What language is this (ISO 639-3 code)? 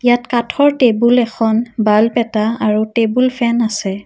asm